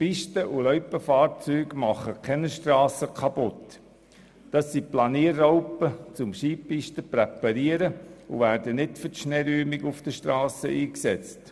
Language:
Swiss German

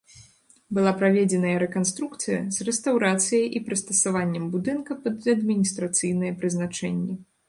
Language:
Belarusian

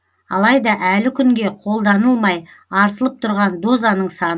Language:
Kazakh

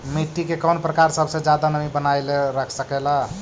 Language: Magahi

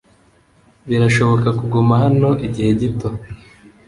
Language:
Kinyarwanda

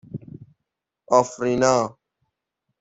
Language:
Persian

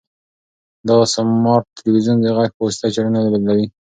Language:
Pashto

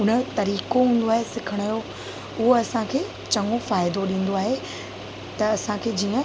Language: Sindhi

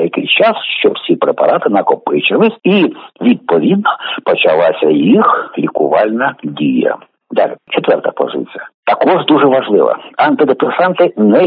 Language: Ukrainian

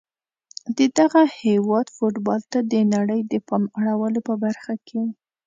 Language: Pashto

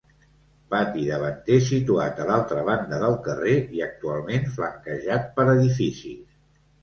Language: Catalan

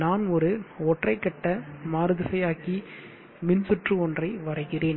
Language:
Tamil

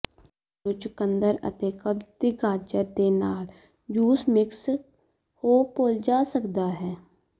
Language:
Punjabi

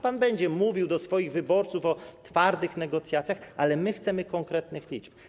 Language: Polish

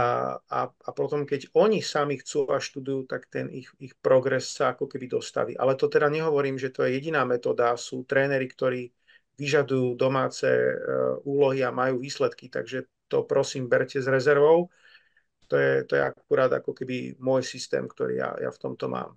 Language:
Slovak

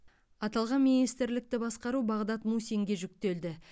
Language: Kazakh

